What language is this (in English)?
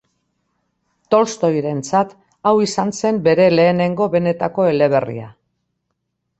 Basque